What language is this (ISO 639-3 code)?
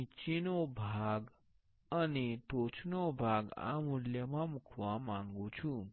guj